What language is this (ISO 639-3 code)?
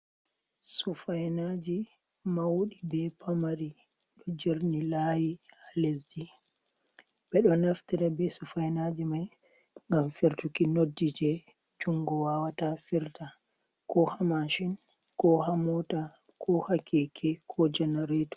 ful